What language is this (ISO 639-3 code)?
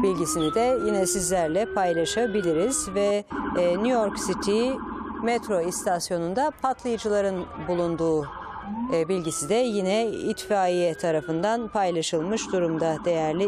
tur